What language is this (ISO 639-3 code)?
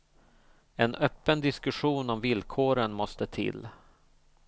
swe